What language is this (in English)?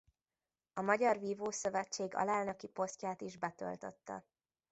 Hungarian